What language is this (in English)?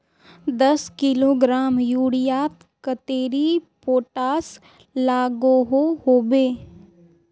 Magahi